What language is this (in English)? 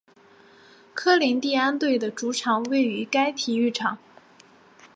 Chinese